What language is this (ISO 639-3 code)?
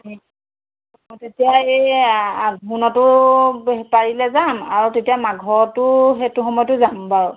asm